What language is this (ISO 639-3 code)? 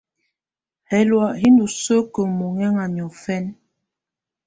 tvu